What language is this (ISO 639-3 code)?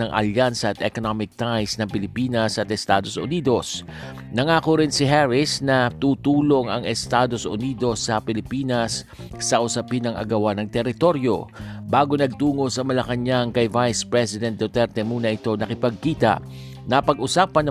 fil